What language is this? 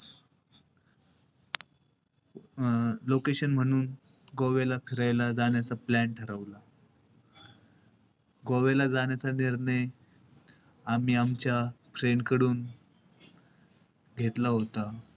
Marathi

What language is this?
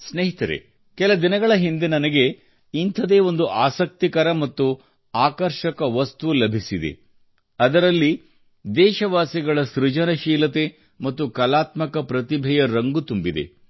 Kannada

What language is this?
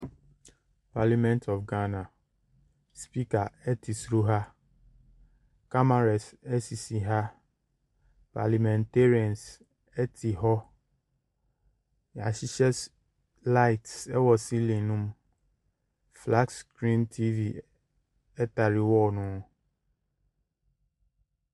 Akan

